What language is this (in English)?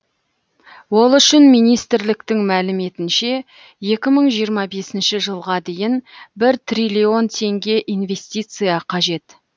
Kazakh